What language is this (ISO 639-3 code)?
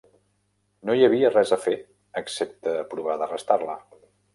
cat